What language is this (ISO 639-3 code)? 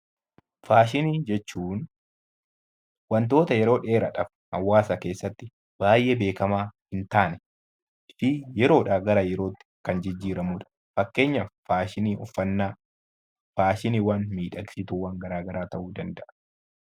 orm